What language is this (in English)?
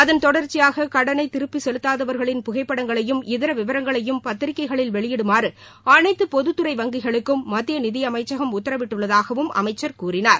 Tamil